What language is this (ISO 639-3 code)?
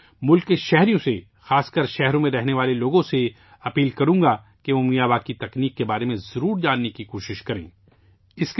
urd